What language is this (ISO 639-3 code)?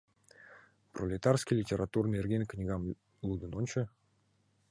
chm